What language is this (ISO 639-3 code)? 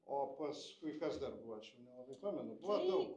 lit